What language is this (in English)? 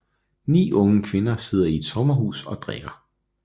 Danish